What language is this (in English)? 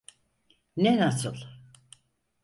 Turkish